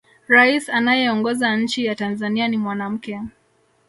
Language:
Swahili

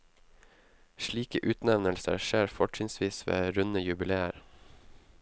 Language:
Norwegian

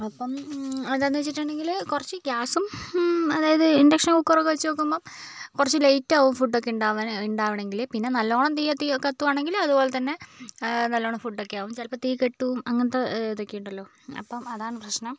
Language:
Malayalam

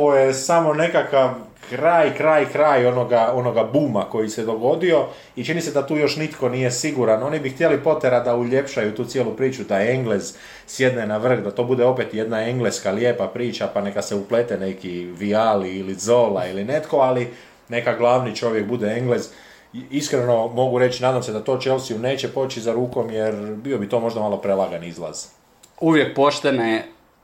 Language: Croatian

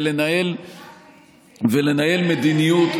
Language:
Hebrew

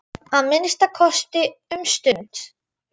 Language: Icelandic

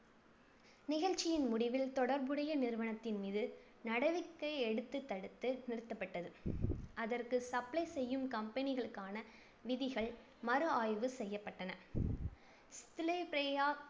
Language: Tamil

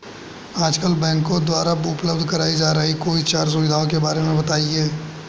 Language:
Hindi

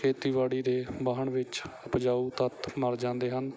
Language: Punjabi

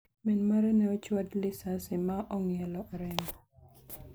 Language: Luo (Kenya and Tanzania)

